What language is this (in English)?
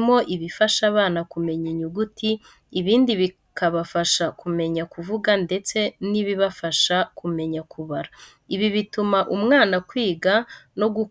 Kinyarwanda